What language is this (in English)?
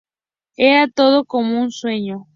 Spanish